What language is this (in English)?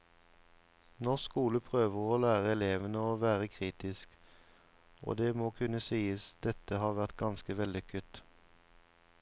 Norwegian